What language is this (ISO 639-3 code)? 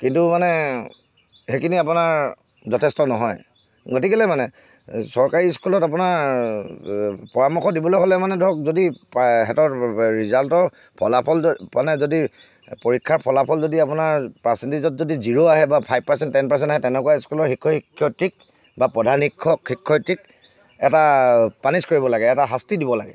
asm